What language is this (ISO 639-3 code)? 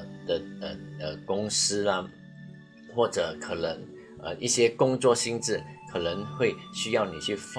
zho